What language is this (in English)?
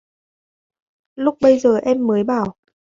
Vietnamese